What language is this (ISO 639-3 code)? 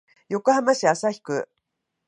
jpn